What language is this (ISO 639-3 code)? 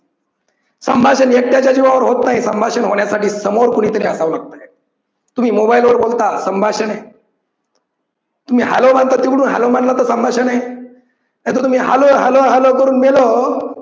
mar